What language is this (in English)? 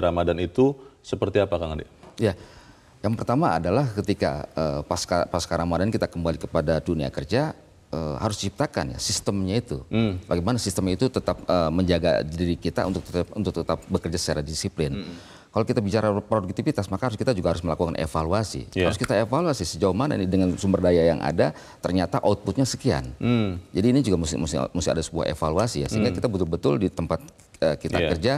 Indonesian